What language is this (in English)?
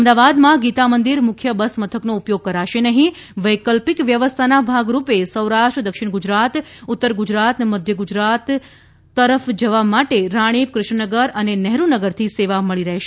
Gujarati